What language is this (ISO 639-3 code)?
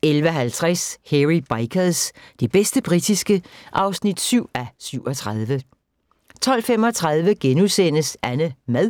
dan